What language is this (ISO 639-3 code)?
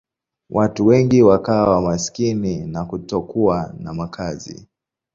swa